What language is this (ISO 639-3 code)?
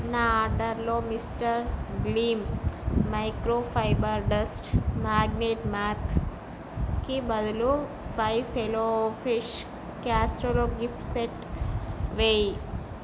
tel